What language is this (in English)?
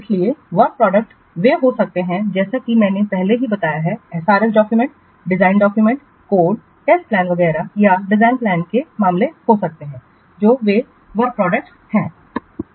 Hindi